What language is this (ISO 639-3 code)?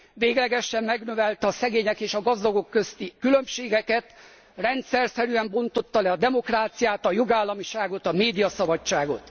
hun